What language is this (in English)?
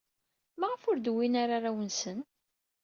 Kabyle